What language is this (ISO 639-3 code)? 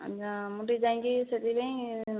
ori